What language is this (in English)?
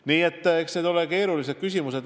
Estonian